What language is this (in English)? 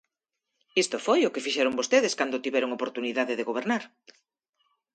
Galician